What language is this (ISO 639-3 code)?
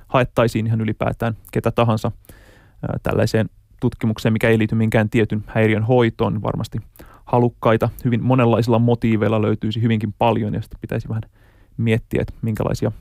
fin